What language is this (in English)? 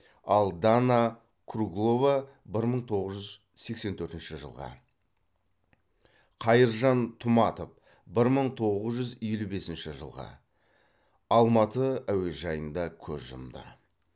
Kazakh